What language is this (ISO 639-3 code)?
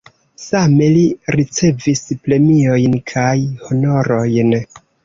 epo